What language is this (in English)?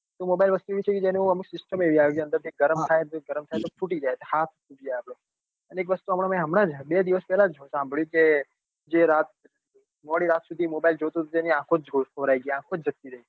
Gujarati